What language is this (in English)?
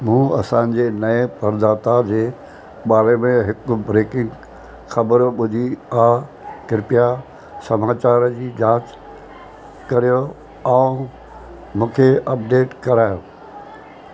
Sindhi